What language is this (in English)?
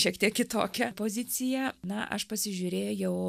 Lithuanian